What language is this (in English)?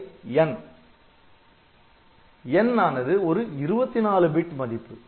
Tamil